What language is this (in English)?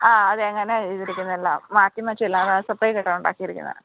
Malayalam